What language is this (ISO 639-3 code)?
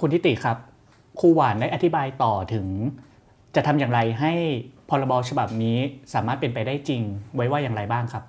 tha